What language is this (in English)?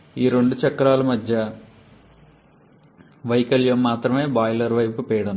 Telugu